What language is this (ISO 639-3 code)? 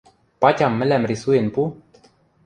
mrj